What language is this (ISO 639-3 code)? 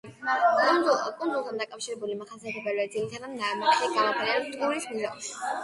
kat